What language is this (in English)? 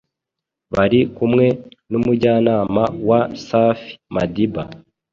Kinyarwanda